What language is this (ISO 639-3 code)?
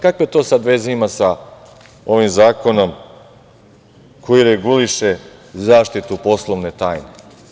srp